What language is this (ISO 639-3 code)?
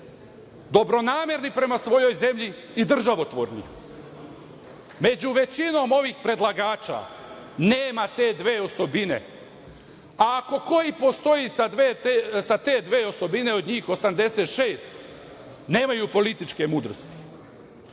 srp